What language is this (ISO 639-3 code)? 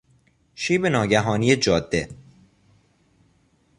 fas